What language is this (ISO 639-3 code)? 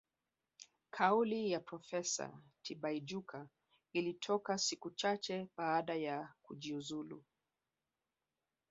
swa